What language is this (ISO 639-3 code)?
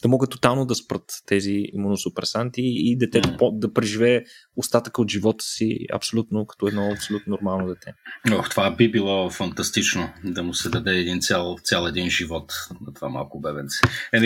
bul